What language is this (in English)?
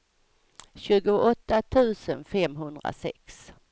Swedish